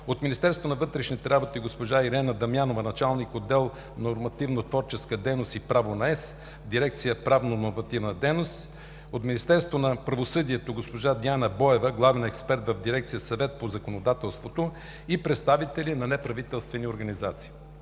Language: Bulgarian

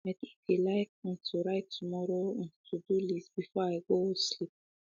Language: Nigerian Pidgin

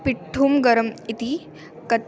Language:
Sanskrit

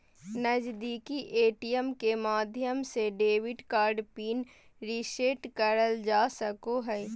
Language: Magahi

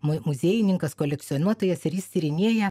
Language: Lithuanian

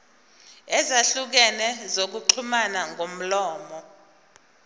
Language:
Zulu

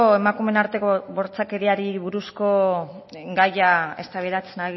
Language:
Basque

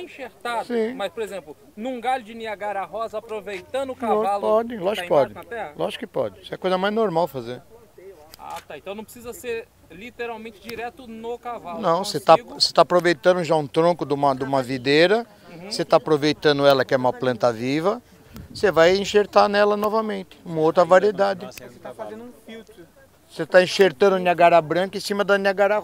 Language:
Portuguese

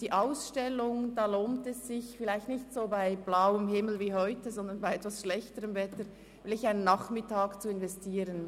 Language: Swiss German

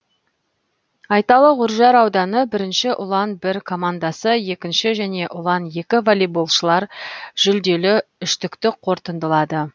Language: Kazakh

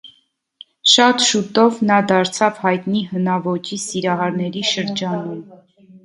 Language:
Armenian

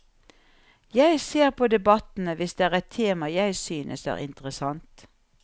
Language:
Norwegian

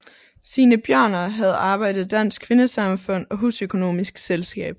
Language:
Danish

